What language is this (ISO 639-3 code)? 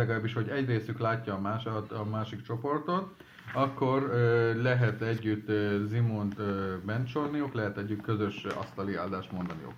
hun